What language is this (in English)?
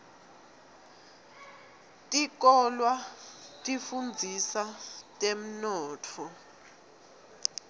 Swati